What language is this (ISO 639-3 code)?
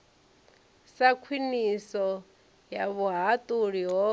ven